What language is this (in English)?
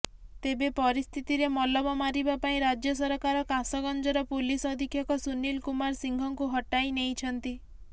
Odia